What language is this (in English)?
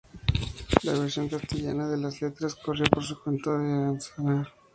Spanish